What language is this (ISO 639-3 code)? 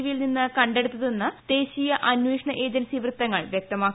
mal